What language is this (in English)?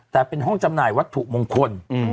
Thai